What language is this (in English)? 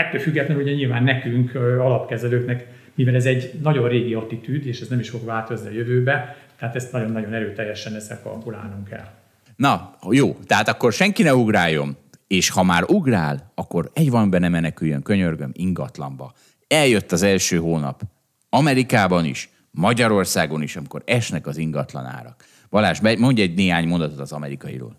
Hungarian